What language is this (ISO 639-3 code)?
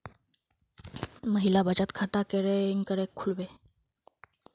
mag